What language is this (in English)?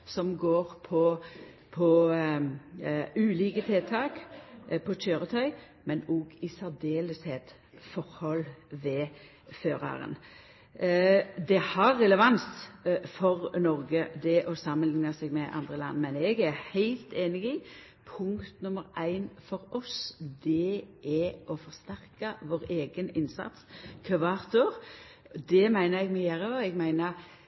Norwegian Nynorsk